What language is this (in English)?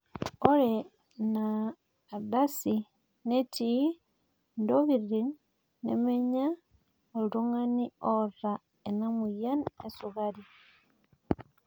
Masai